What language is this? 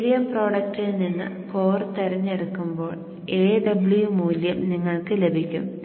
Malayalam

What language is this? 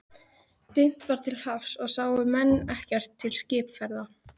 Icelandic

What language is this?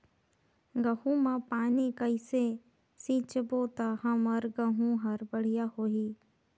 Chhattisgarhi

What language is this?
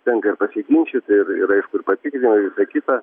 Lithuanian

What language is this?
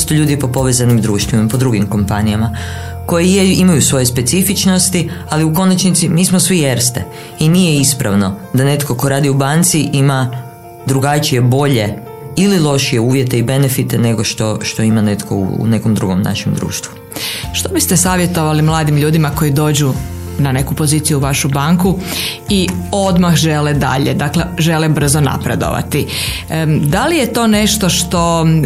Croatian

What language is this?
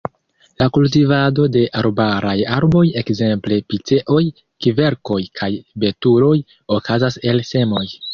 Esperanto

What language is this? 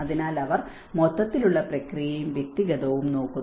Malayalam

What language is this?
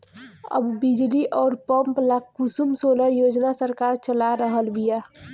Bhojpuri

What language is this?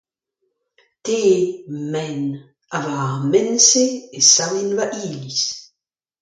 Breton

